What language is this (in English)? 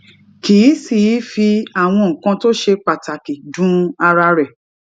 Yoruba